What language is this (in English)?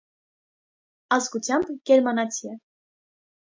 Armenian